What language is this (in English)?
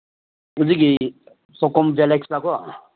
Manipuri